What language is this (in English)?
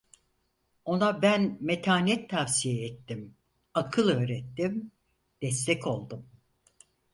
Turkish